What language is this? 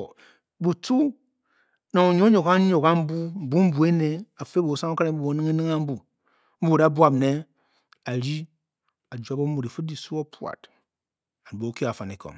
Bokyi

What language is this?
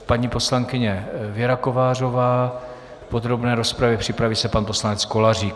Czech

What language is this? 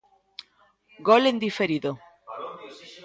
Galician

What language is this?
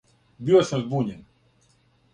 Serbian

